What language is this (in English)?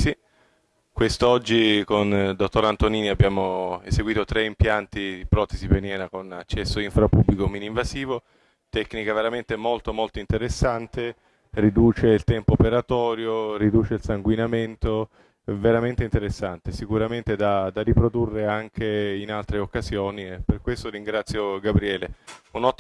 Italian